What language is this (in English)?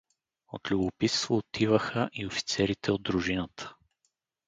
Bulgarian